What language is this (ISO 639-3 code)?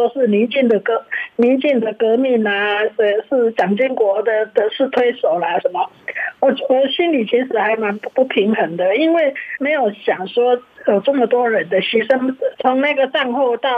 zho